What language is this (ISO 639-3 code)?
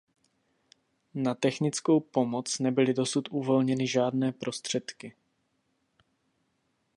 ces